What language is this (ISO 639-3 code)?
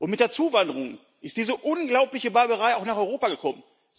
deu